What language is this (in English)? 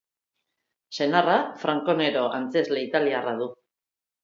Basque